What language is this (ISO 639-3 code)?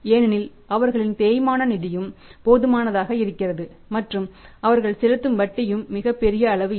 tam